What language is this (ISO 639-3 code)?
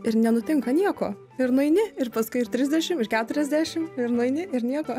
lit